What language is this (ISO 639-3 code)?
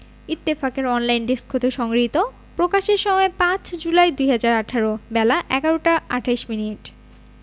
ben